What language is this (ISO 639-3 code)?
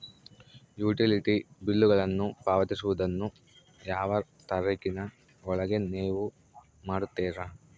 kan